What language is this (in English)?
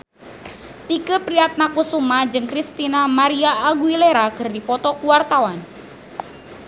Sundanese